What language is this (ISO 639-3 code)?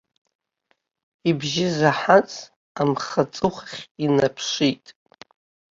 abk